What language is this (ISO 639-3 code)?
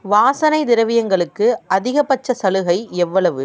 tam